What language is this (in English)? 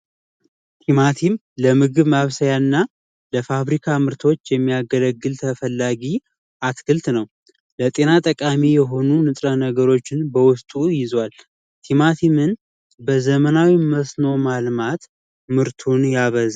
Amharic